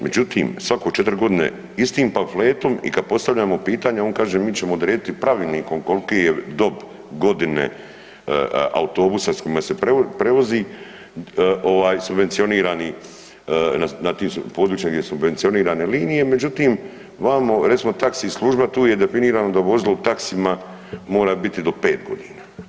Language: Croatian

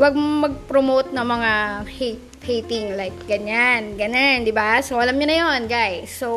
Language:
Filipino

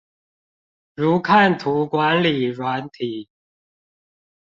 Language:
Chinese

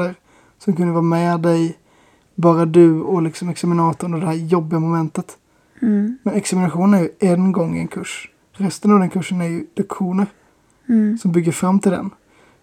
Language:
Swedish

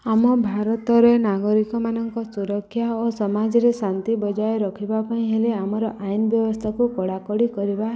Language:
Odia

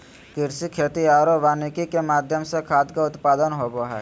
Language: Magahi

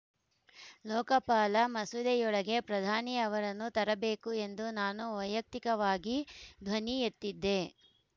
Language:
Kannada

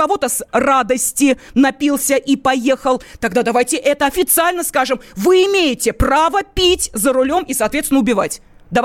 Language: Russian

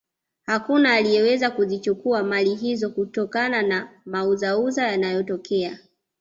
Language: Swahili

